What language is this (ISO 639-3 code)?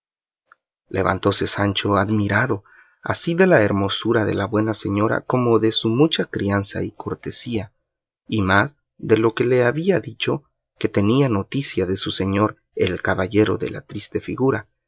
spa